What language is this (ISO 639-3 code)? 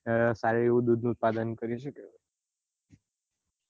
guj